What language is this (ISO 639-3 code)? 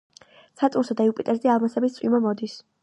kat